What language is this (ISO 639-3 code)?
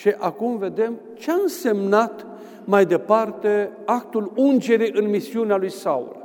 ron